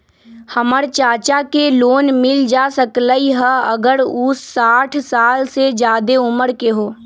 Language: Magahi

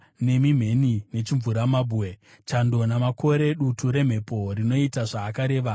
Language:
Shona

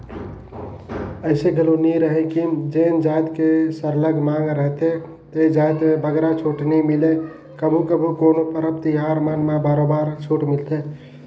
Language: Chhattisgarhi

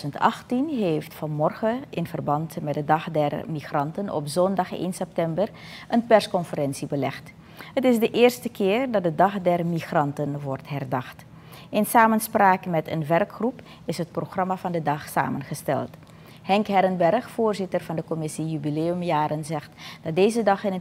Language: Dutch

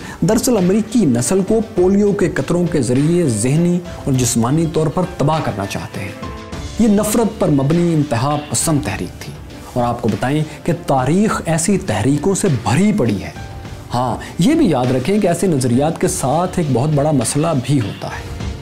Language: Urdu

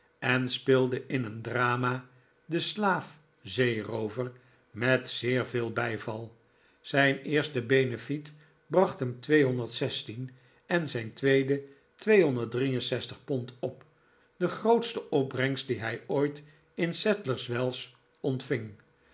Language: Dutch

